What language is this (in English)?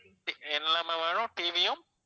Tamil